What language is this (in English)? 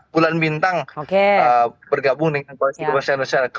Indonesian